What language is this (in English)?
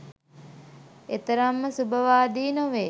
Sinhala